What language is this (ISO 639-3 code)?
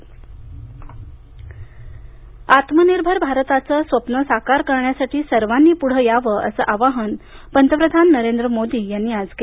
mar